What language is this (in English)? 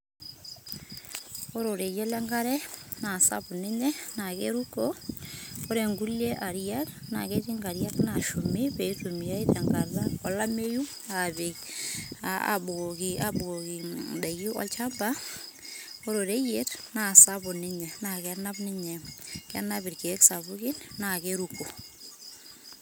Masai